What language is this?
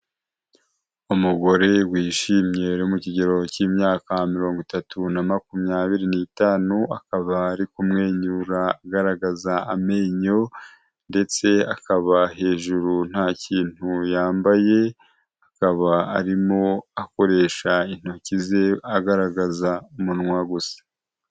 Kinyarwanda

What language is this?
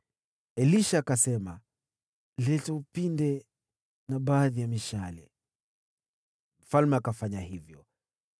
Swahili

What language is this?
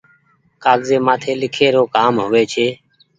Goaria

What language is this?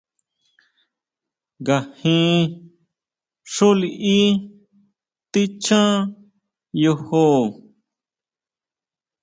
Huautla Mazatec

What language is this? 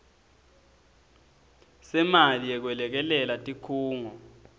Swati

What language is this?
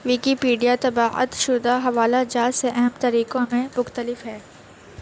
Urdu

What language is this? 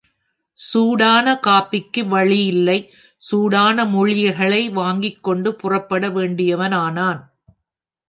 Tamil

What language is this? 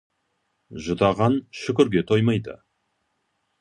Kazakh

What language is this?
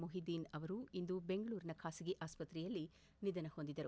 Kannada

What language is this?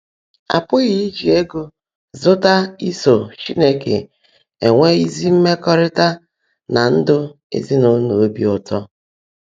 Igbo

